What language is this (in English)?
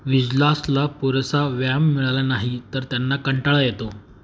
Marathi